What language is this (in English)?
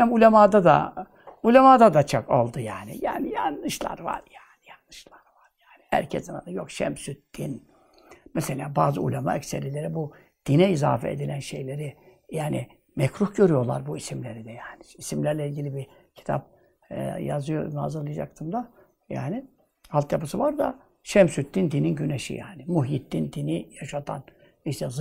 Turkish